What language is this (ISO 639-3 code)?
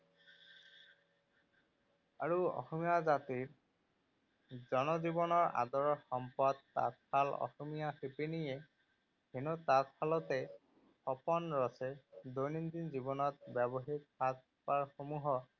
asm